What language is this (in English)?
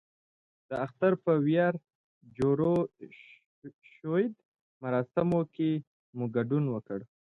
Pashto